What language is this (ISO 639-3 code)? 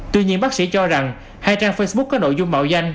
vie